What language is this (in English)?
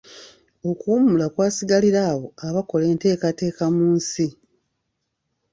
Ganda